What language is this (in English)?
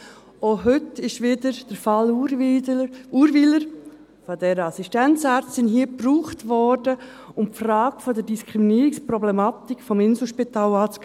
Swiss German